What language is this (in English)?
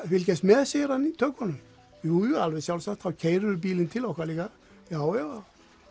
Icelandic